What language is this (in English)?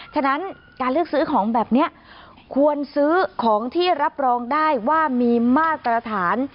Thai